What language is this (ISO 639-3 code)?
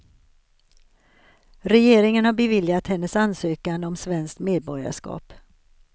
swe